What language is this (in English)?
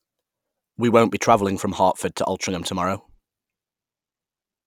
English